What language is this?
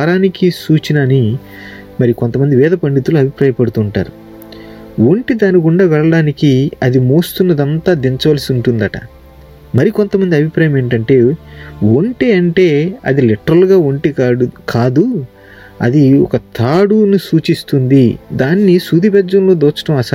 Telugu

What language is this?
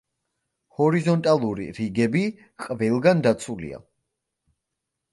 Georgian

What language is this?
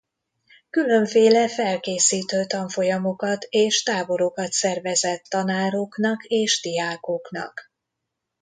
Hungarian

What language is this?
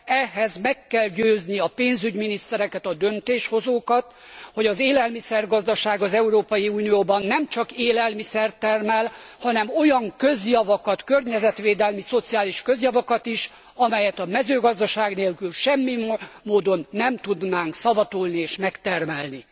Hungarian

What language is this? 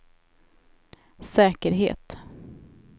Swedish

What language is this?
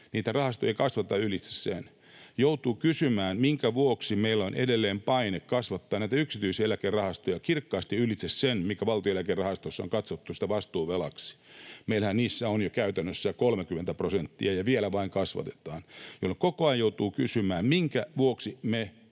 Finnish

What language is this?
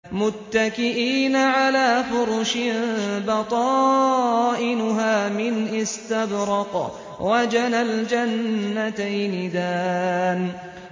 Arabic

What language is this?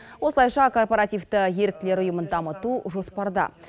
Kazakh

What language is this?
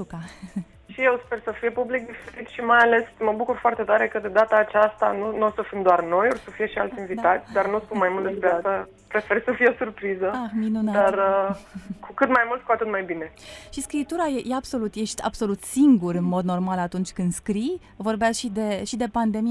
Romanian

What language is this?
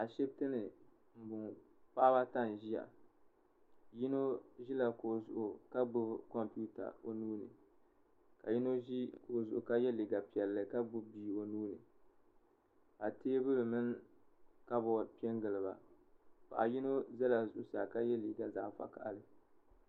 Dagbani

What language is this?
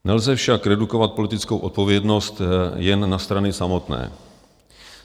Czech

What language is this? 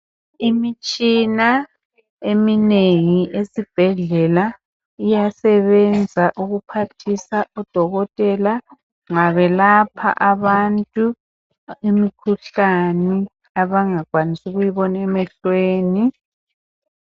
North Ndebele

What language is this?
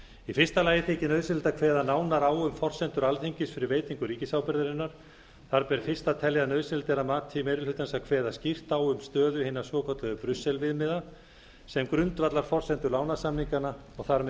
Icelandic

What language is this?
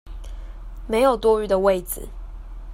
Chinese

